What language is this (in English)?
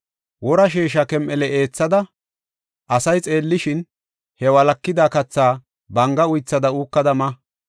Gofa